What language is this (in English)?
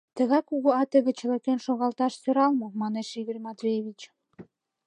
Mari